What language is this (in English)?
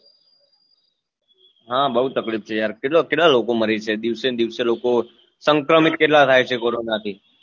Gujarati